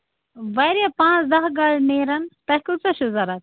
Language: Kashmiri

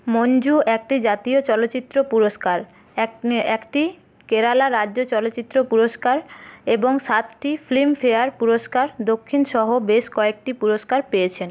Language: Bangla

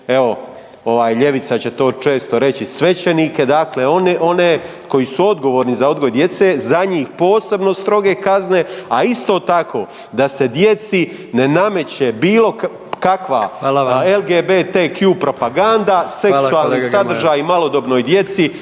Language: Croatian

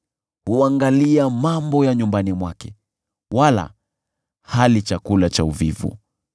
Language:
Swahili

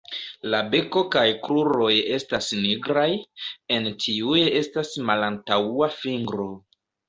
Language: Esperanto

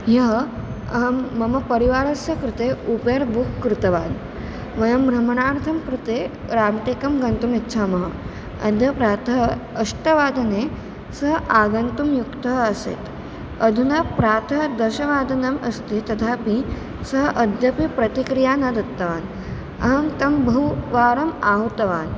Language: Sanskrit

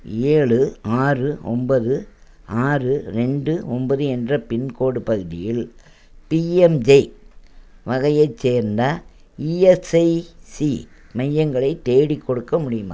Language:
Tamil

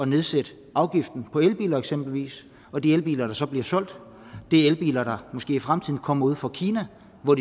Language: Danish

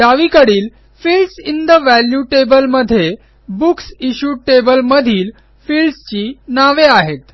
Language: Marathi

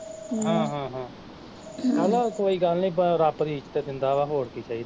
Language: Punjabi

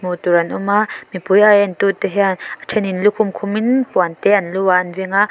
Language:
Mizo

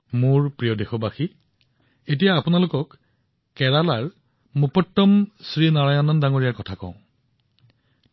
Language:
Assamese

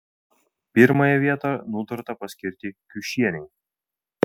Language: Lithuanian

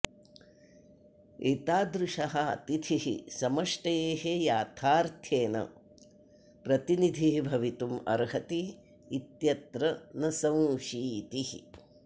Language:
Sanskrit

